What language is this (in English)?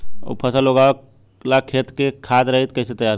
Bhojpuri